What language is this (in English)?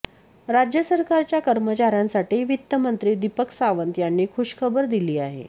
Marathi